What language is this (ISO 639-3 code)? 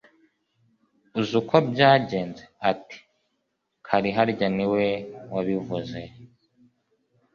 kin